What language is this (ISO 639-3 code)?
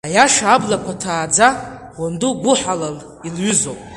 abk